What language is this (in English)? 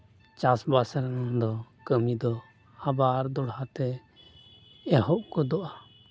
Santali